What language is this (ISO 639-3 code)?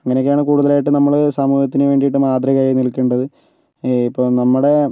mal